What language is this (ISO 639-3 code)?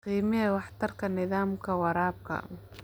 som